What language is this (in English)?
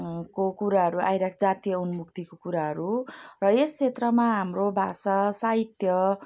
Nepali